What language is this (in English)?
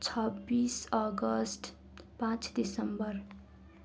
Nepali